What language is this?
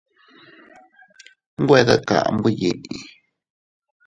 Teutila Cuicatec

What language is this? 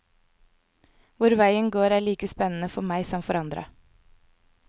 Norwegian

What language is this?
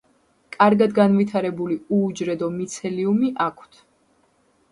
Georgian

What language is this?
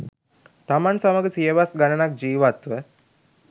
Sinhala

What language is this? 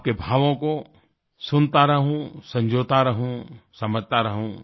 Hindi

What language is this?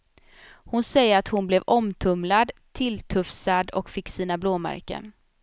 Swedish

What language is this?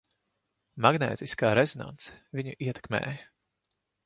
Latvian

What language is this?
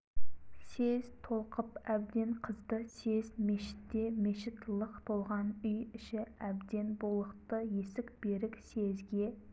Kazakh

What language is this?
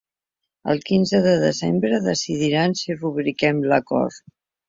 Catalan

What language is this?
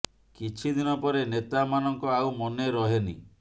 Odia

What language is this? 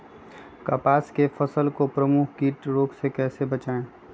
Magahi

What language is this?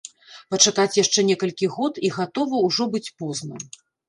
Belarusian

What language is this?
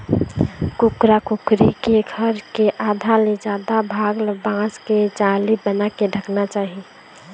Chhattisgarhi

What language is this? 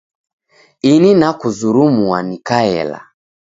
Taita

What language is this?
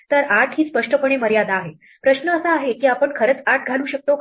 Marathi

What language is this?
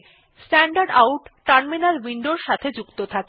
Bangla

